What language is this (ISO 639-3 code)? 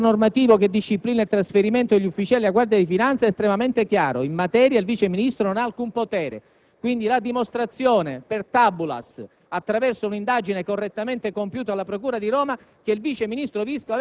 ita